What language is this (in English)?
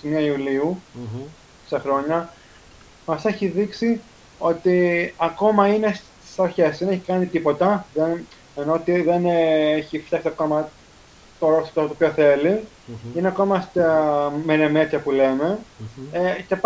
Greek